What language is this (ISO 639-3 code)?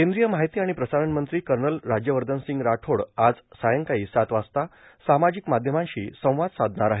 mar